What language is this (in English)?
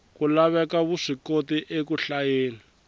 Tsonga